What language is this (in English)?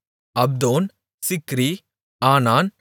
Tamil